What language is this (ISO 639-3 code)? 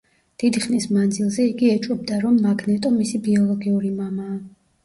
kat